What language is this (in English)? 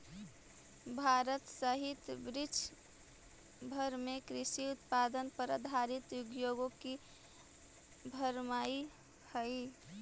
Magahi